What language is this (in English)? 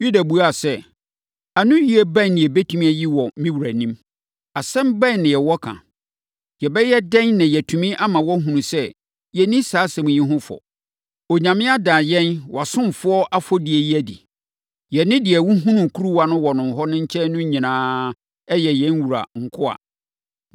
Akan